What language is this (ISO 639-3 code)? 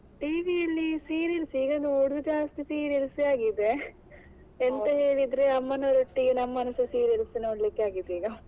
kan